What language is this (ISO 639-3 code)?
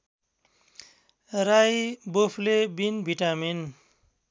nep